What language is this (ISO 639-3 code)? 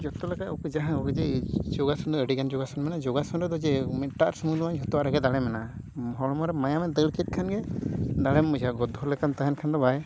sat